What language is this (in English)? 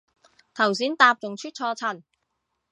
Cantonese